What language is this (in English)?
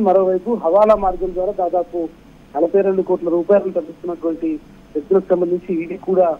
Arabic